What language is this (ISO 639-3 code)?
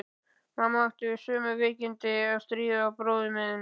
isl